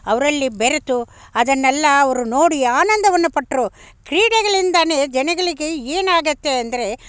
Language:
Kannada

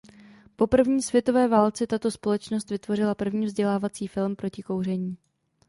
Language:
Czech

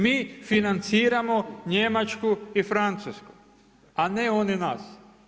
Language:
Croatian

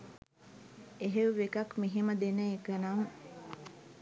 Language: Sinhala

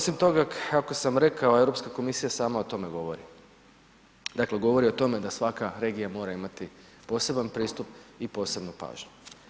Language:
Croatian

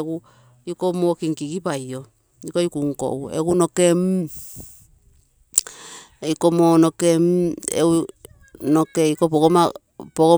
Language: Terei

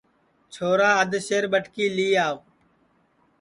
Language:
Sansi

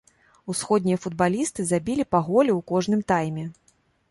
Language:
Belarusian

